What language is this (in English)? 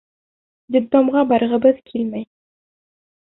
Bashkir